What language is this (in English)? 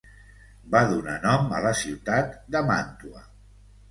Catalan